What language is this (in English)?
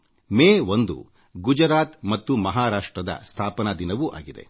Kannada